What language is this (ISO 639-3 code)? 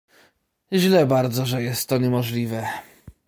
pol